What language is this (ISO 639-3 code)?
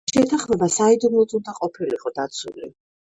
kat